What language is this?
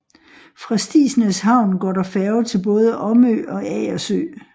Danish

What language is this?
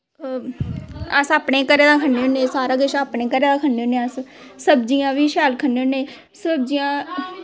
Dogri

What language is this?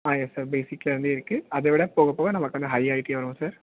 Tamil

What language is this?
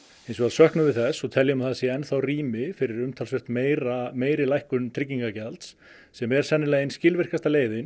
Icelandic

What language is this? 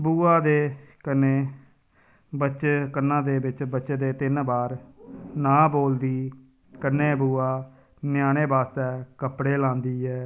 Dogri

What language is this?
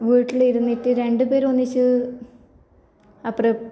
Malayalam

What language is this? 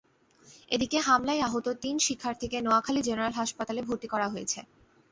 Bangla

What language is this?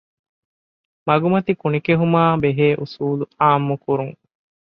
Divehi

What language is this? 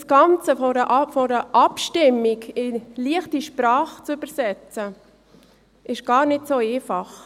Swiss German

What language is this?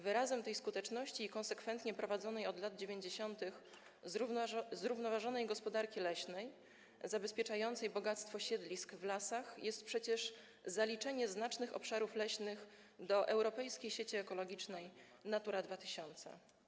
Polish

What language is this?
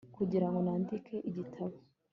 Kinyarwanda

